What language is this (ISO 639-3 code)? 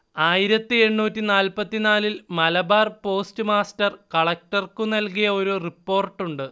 mal